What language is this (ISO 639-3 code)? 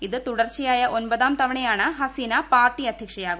mal